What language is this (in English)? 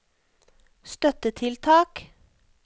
Norwegian